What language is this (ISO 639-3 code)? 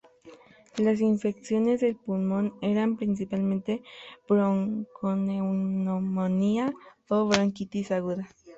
spa